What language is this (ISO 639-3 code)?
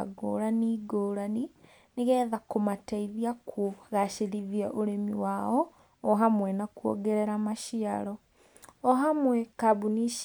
kik